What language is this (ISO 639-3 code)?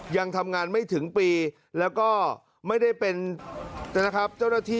tha